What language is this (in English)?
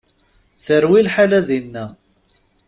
Kabyle